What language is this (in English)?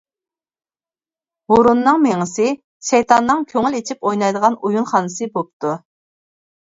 Uyghur